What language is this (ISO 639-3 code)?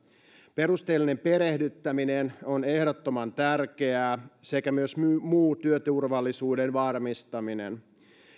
fin